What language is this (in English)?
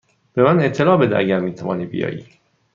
Persian